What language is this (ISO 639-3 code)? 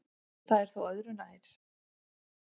isl